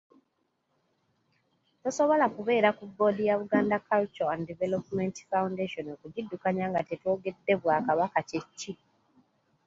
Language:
Ganda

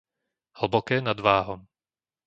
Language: Slovak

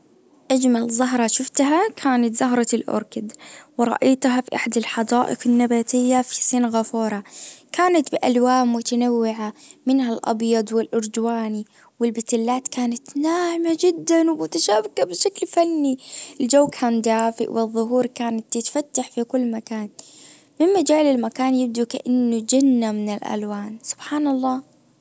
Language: Najdi Arabic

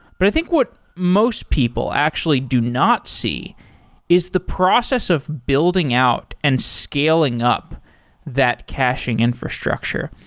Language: English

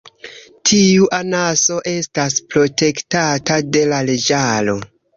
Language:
Esperanto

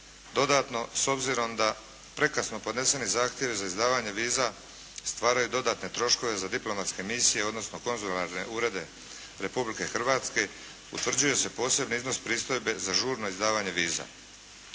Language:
Croatian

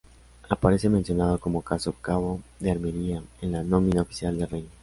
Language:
Spanish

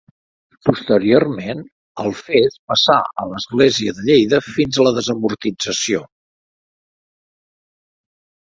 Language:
Catalan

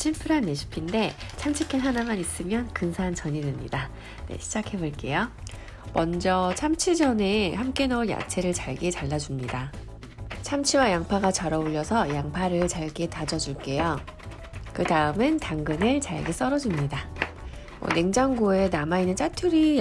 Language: Korean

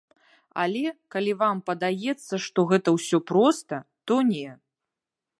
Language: Belarusian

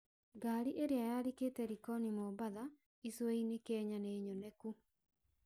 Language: Kikuyu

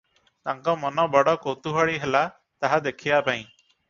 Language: Odia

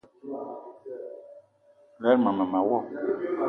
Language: Eton (Cameroon)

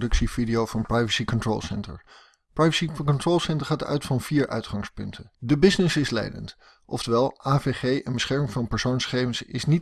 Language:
Dutch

